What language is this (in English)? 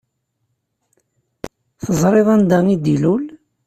Kabyle